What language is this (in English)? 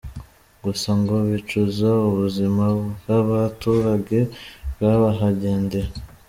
Kinyarwanda